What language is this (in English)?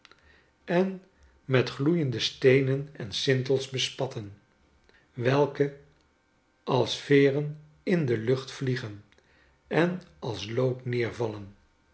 Dutch